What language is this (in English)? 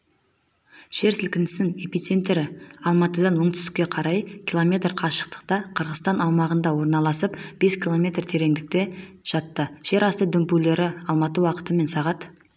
Kazakh